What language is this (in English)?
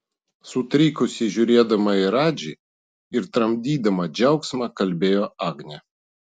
Lithuanian